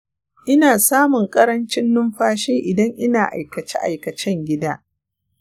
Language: Hausa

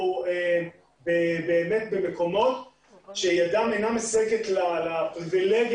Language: Hebrew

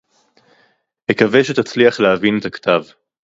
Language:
Hebrew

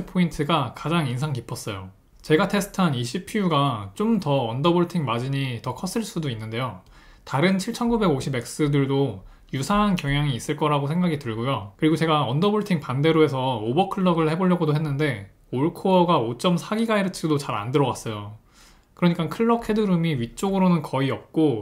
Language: Korean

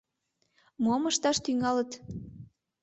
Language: Mari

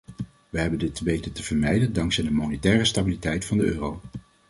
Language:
Dutch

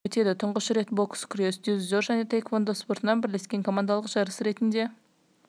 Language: Kazakh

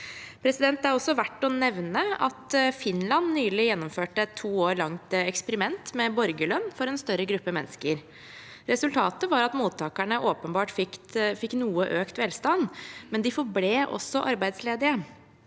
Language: Norwegian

